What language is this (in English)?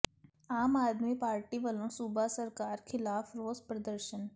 Punjabi